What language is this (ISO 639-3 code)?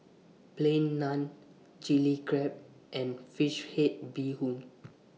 eng